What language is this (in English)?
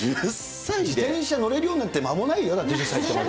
Japanese